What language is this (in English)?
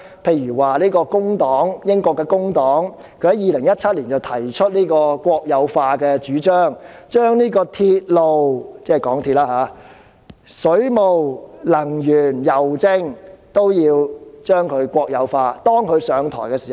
Cantonese